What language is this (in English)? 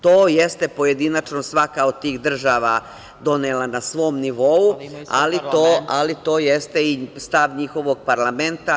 Serbian